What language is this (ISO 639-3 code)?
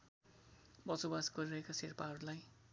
nep